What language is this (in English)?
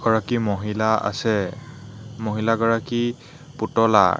Assamese